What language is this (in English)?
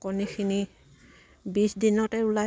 Assamese